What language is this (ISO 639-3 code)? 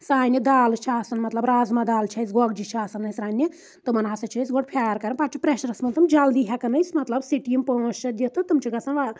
kas